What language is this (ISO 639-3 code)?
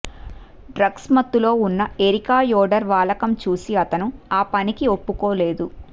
tel